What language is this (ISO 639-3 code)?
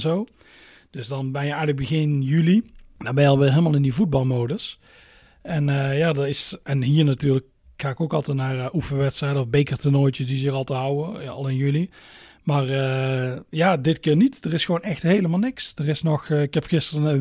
nld